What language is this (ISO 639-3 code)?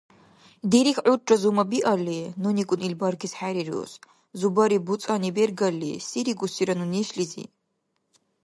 dar